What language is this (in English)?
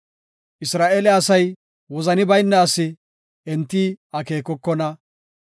Gofa